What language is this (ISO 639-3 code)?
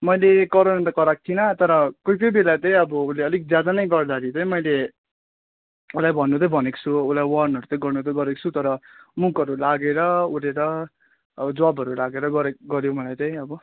nep